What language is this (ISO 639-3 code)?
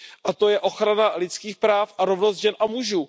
ces